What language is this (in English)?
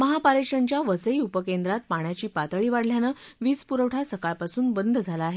Marathi